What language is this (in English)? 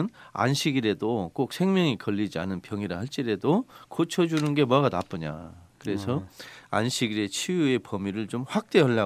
Korean